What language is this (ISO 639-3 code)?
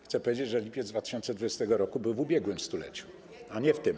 pol